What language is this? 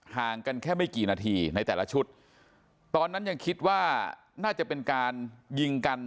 Thai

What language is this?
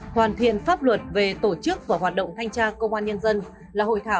Vietnamese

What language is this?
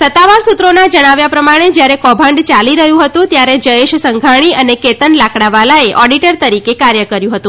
Gujarati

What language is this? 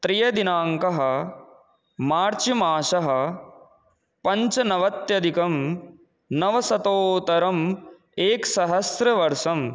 Sanskrit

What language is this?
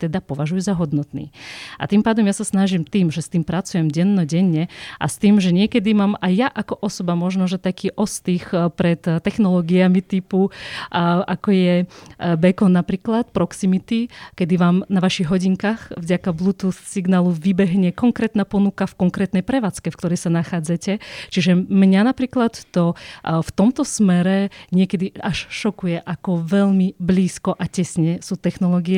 Slovak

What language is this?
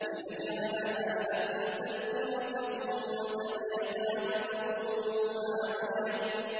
Arabic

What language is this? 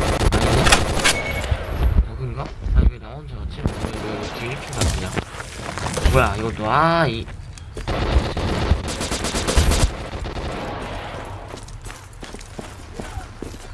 Korean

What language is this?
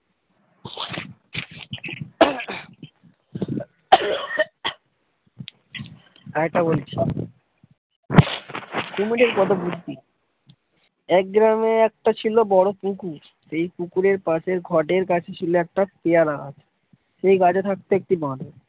Bangla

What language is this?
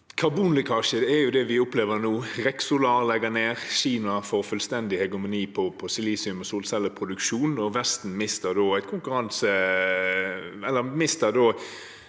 Norwegian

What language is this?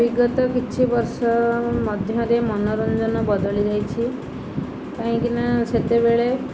Odia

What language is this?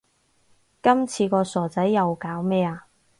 Cantonese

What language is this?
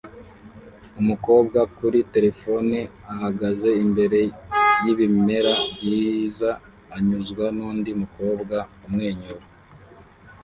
Kinyarwanda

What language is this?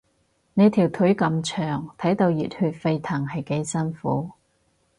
Cantonese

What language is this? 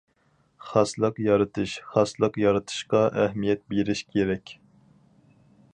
Uyghur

